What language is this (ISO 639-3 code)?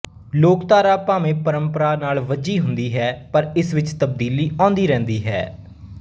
pan